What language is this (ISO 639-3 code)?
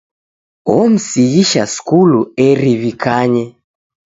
dav